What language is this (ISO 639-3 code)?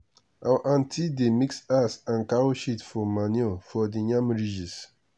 pcm